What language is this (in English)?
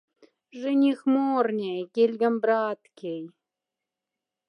Moksha